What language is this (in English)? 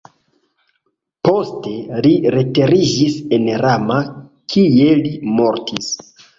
Esperanto